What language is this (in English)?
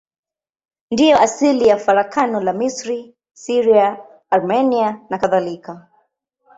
Swahili